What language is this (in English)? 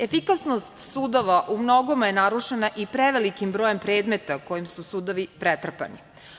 Serbian